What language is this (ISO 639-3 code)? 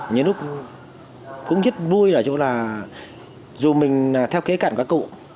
vie